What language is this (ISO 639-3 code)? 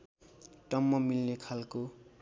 nep